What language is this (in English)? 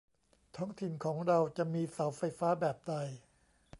Thai